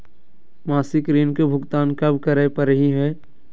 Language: Magahi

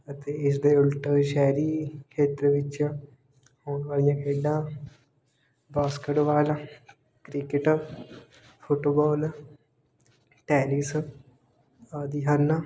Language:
Punjabi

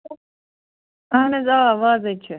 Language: Kashmiri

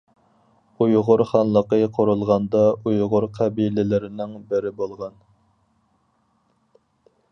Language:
Uyghur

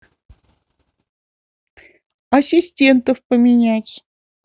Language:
Russian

